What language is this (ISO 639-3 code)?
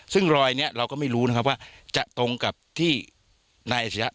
tha